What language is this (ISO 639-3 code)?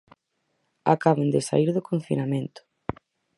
glg